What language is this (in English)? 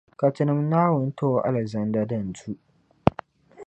Dagbani